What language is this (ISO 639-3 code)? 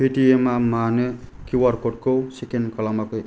brx